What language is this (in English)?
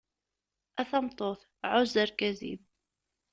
Kabyle